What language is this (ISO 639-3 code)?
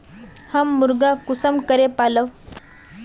mag